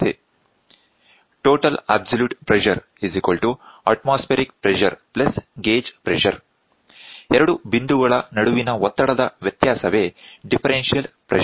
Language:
Kannada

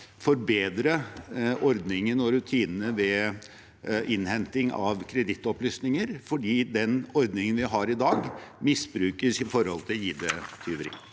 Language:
Norwegian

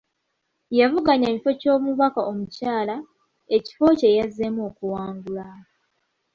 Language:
Ganda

